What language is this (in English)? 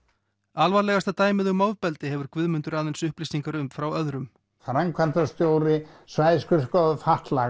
Icelandic